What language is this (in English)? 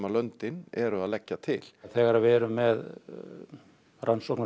Icelandic